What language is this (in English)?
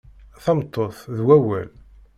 Kabyle